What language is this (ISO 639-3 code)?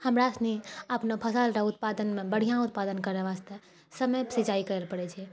mai